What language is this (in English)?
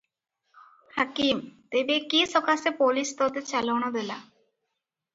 Odia